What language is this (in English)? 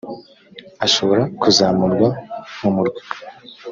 Kinyarwanda